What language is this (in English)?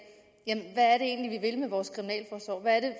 Danish